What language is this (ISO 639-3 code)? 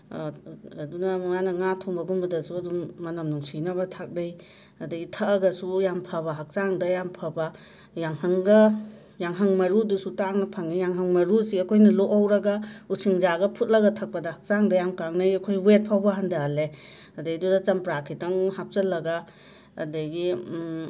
mni